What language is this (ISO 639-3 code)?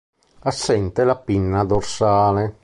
ita